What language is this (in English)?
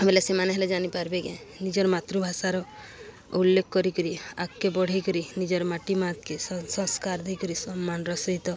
Odia